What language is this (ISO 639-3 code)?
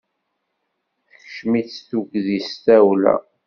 kab